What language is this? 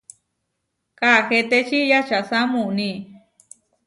Huarijio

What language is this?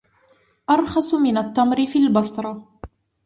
Arabic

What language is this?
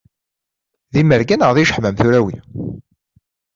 Kabyle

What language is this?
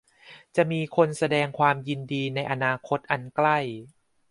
Thai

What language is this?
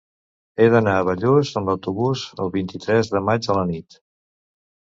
Catalan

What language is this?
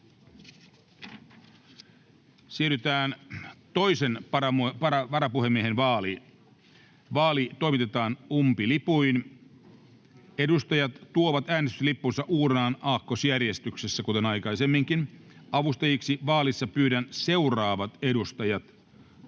Finnish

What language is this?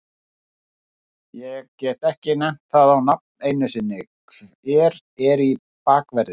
Icelandic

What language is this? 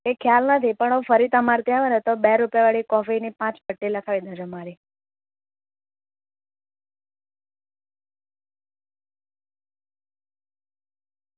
Gujarati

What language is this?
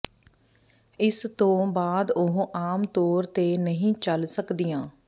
Punjabi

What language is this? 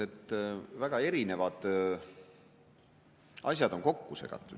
Estonian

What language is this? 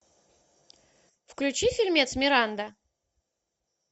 Russian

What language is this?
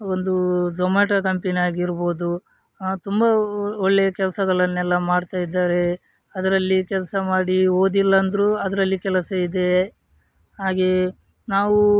Kannada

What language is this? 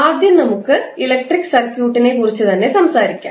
Malayalam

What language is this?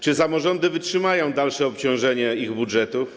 Polish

